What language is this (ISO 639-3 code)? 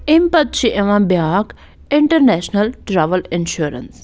kas